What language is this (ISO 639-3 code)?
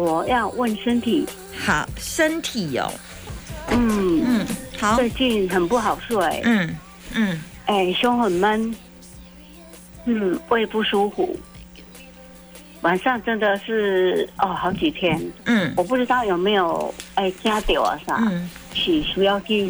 zho